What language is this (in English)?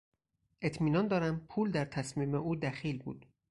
Persian